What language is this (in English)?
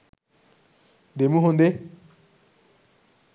Sinhala